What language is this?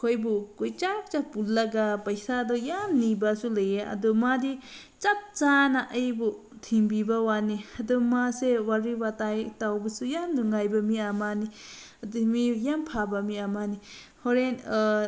Manipuri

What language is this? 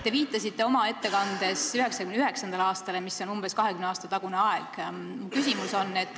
Estonian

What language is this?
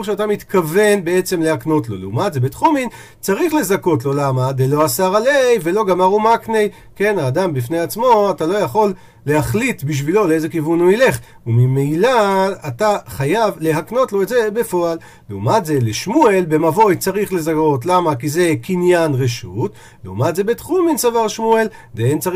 Hebrew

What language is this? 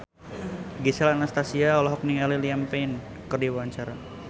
Sundanese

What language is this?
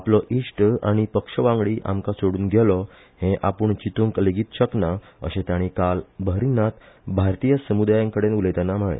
Konkani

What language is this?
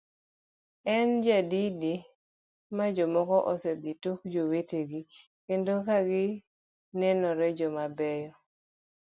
Luo (Kenya and Tanzania)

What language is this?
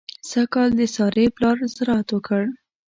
Pashto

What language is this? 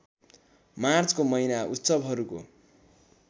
Nepali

